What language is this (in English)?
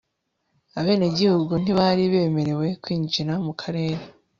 Kinyarwanda